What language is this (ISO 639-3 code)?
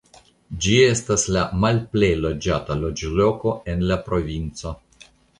epo